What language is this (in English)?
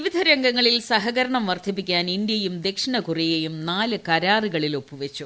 Malayalam